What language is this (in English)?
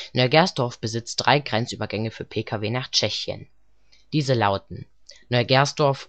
German